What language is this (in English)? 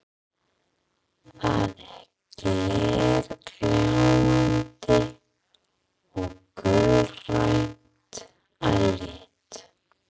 Icelandic